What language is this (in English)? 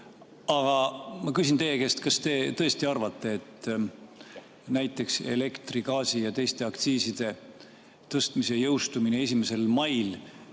Estonian